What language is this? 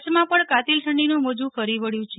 Gujarati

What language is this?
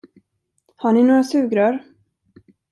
Swedish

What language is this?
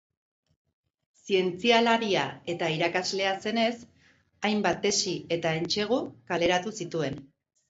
Basque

